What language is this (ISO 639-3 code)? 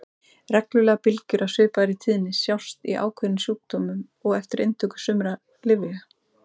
isl